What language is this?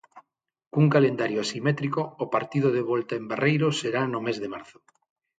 Galician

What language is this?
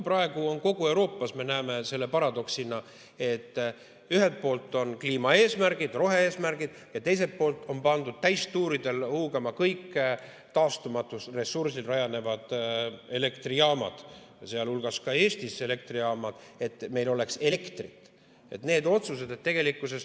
Estonian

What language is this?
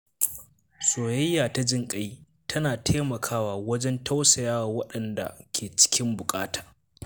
Hausa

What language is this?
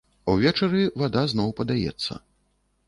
Belarusian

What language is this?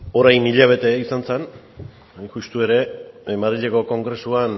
Basque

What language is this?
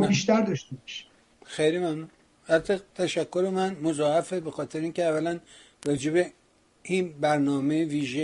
Persian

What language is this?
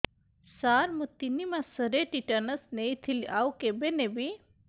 Odia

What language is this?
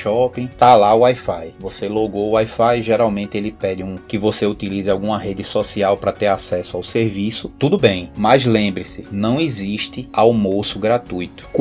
Portuguese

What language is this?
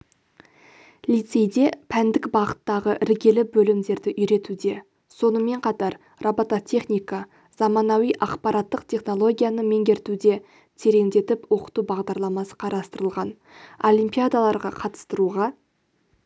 Kazakh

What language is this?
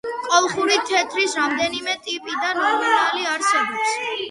Georgian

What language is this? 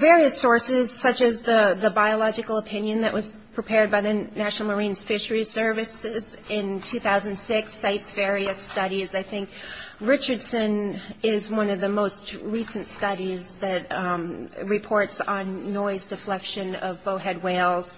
English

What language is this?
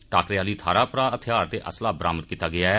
Dogri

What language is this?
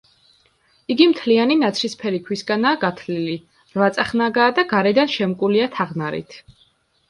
Georgian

